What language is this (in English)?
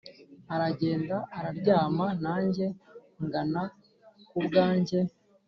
Kinyarwanda